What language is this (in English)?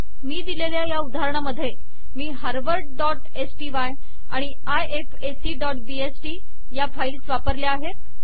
Marathi